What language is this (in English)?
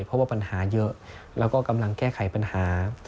Thai